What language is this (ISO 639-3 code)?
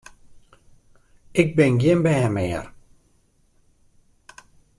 fry